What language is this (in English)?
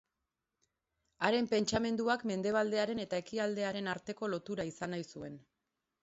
Basque